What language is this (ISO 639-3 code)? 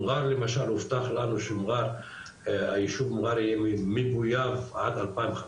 heb